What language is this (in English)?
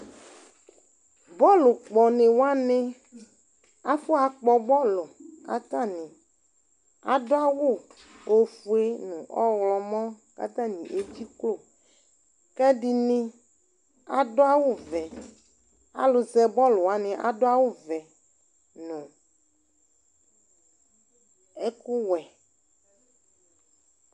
Ikposo